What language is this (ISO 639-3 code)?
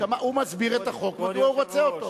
heb